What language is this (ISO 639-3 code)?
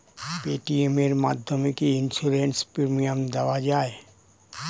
ben